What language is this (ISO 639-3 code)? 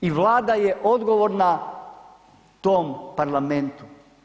hrv